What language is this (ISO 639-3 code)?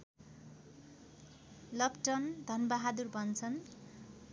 nep